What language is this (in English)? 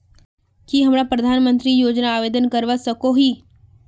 Magahi